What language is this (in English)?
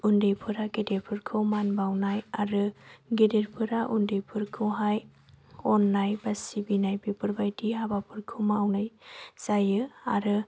Bodo